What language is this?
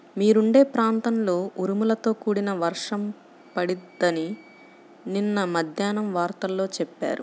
Telugu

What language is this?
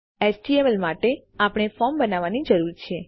Gujarati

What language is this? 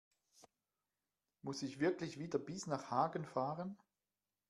German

